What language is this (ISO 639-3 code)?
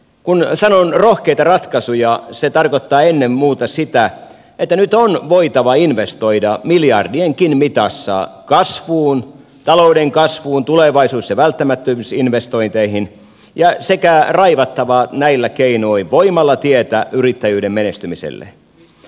fin